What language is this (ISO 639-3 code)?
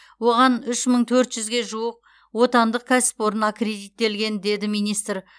kaz